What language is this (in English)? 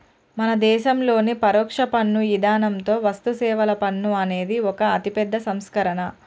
Telugu